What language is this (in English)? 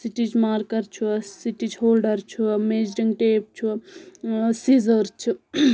Kashmiri